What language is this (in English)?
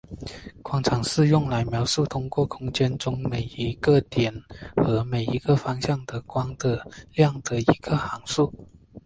Chinese